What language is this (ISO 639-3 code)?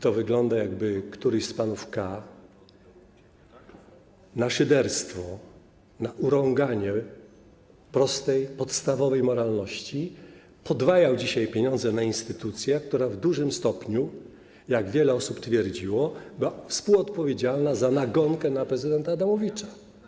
pol